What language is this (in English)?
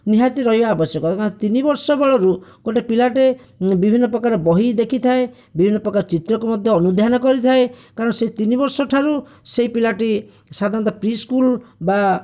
Odia